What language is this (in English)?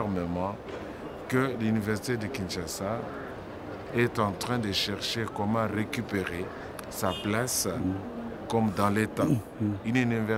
Dutch